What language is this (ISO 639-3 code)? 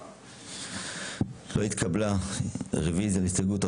heb